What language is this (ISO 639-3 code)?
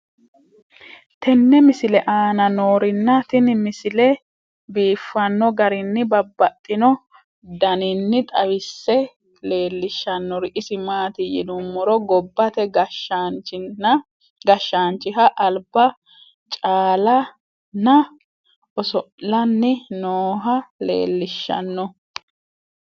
sid